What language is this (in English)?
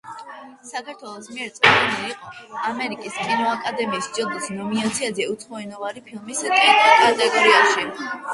Georgian